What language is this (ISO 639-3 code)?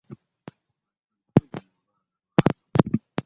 lug